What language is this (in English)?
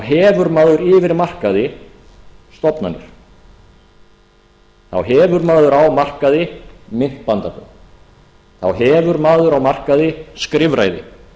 Icelandic